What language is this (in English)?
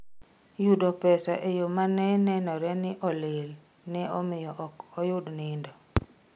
Luo (Kenya and Tanzania)